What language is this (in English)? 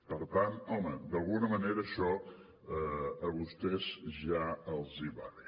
Catalan